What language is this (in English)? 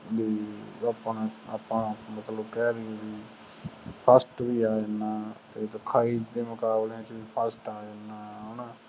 Punjabi